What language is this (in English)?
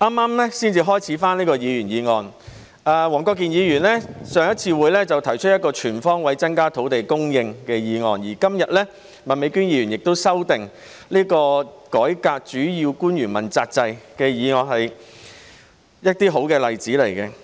Cantonese